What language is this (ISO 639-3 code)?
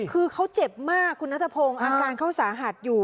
tha